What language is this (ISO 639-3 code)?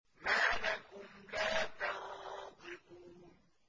ara